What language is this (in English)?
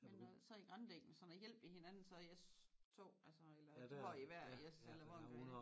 Danish